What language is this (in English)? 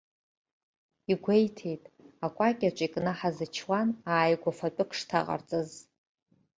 Abkhazian